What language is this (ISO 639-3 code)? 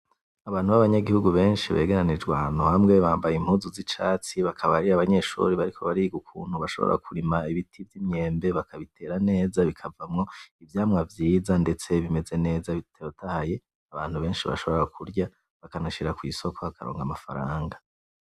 run